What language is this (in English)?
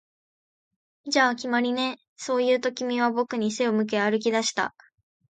Japanese